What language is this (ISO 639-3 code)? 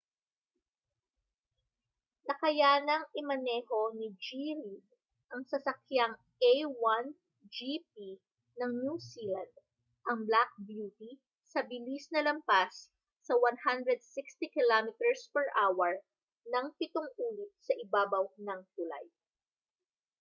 fil